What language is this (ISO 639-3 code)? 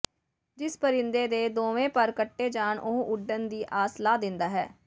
pan